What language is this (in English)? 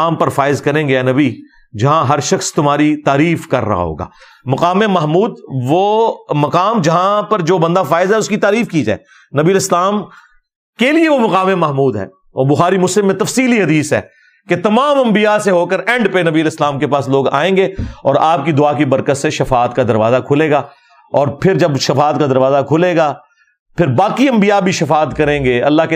Urdu